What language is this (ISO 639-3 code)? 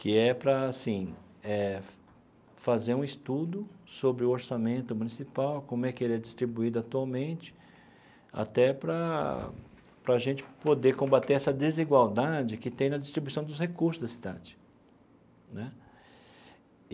por